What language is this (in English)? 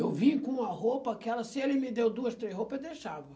Portuguese